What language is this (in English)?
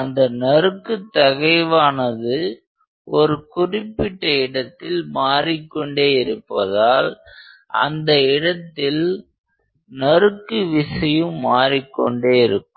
Tamil